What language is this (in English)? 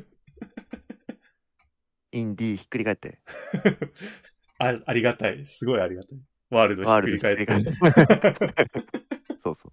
Japanese